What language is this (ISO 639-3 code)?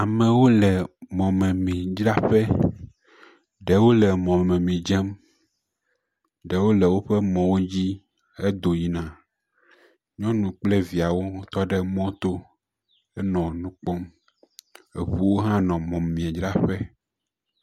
ewe